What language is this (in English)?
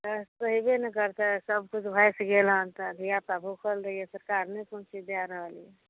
Maithili